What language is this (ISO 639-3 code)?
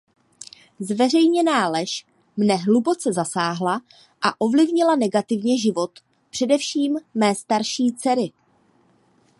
ces